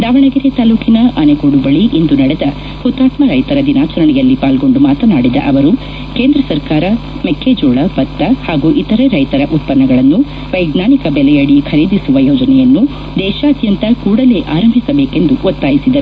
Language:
Kannada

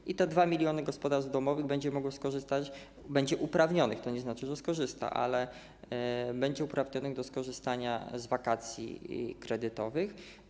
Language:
Polish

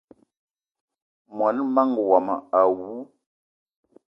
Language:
Eton (Cameroon)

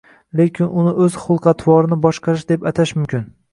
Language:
Uzbek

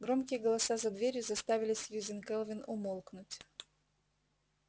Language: Russian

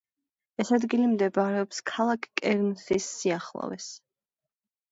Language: Georgian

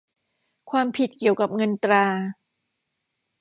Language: Thai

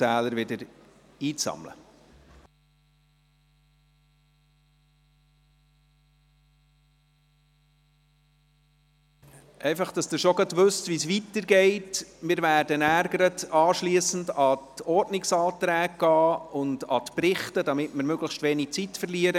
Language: Swiss German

